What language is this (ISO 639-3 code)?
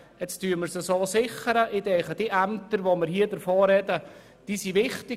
gsw